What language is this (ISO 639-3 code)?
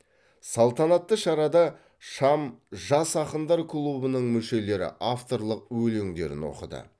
kaz